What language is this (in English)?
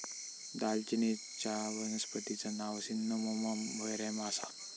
Marathi